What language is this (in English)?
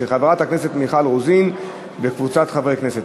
Hebrew